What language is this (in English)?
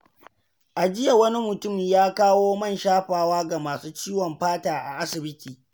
Hausa